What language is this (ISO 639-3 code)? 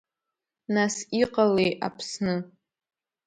abk